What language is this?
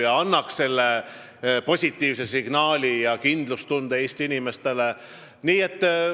Estonian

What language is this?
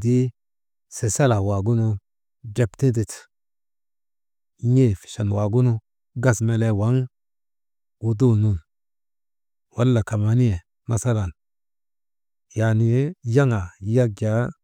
Maba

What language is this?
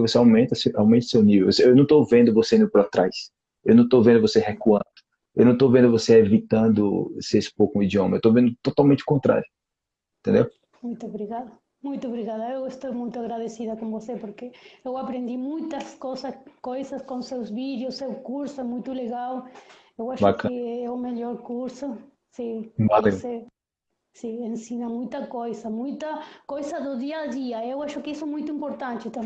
Portuguese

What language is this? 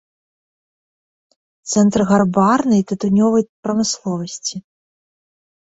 Belarusian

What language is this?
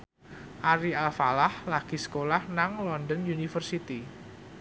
Javanese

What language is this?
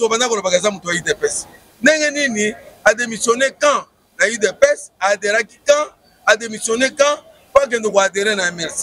French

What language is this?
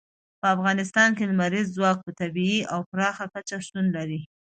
Pashto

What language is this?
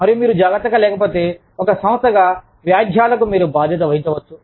Telugu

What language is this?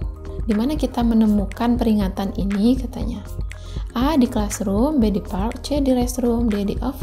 Indonesian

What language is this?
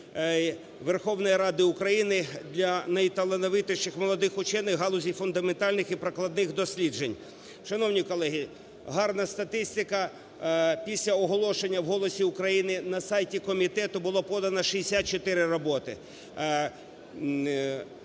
Ukrainian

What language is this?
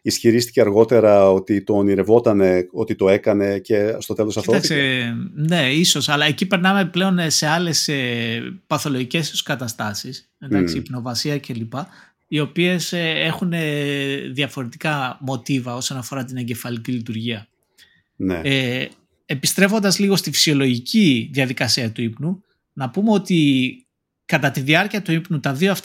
Greek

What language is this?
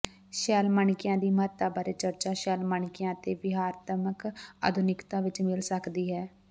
Punjabi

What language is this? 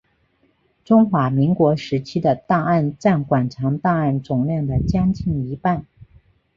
Chinese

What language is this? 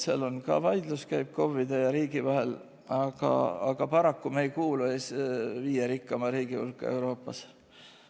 Estonian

